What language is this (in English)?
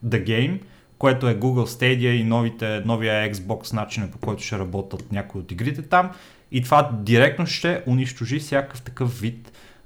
Bulgarian